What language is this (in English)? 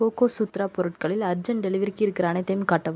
Tamil